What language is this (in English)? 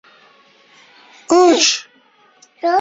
Uzbek